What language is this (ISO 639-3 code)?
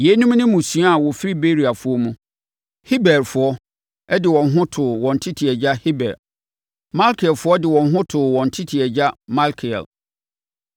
aka